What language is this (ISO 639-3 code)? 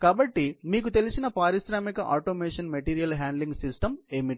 tel